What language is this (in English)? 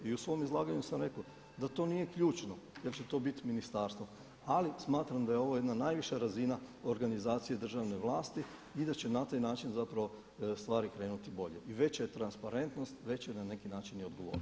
Croatian